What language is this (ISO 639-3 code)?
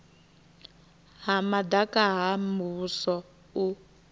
ven